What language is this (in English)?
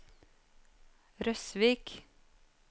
Norwegian